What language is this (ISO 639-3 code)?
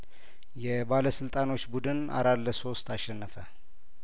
amh